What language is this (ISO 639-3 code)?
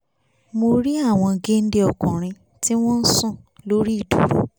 yor